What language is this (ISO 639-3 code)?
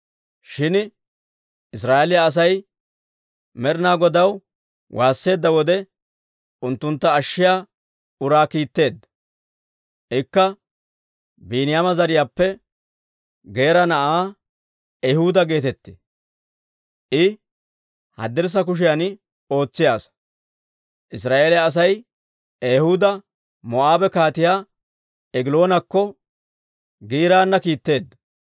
dwr